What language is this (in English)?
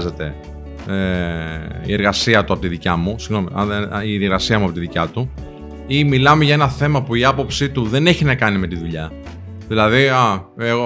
Greek